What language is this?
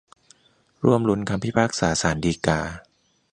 Thai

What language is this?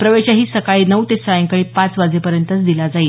Marathi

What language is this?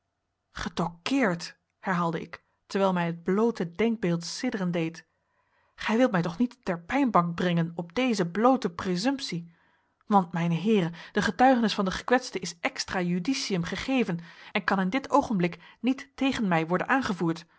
Dutch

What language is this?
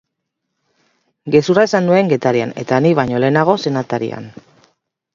Basque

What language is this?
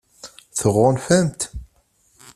Kabyle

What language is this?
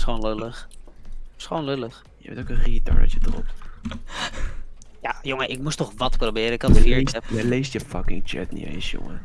Dutch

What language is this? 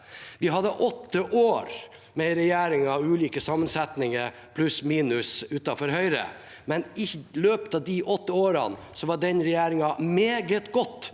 Norwegian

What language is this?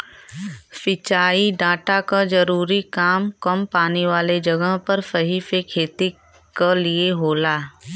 Bhojpuri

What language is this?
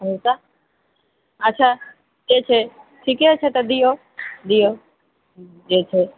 Maithili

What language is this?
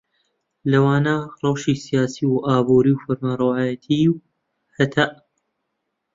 Central Kurdish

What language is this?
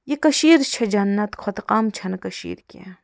Kashmiri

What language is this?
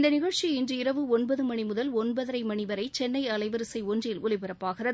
Tamil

